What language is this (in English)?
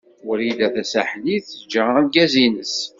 Kabyle